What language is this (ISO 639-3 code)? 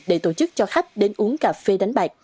vie